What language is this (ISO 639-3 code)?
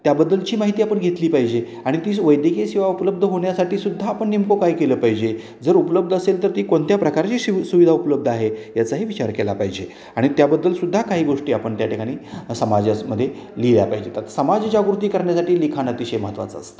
mar